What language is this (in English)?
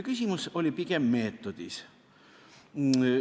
Estonian